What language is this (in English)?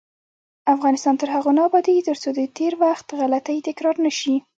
Pashto